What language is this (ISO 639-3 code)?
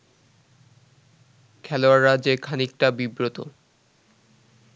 ben